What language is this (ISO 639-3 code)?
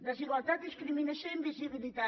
cat